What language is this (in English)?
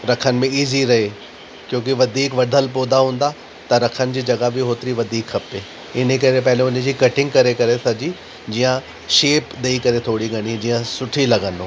Sindhi